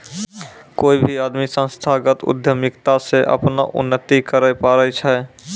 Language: Maithili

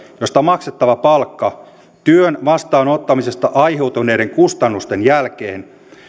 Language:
Finnish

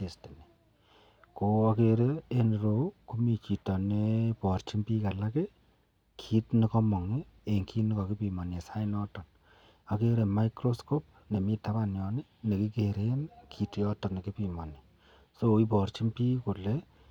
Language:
Kalenjin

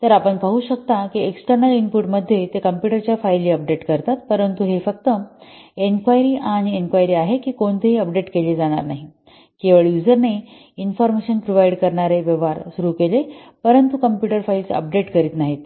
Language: Marathi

